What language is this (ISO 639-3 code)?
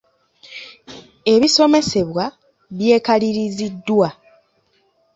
lug